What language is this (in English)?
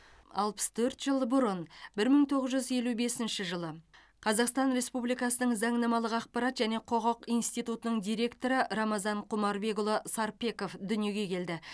Kazakh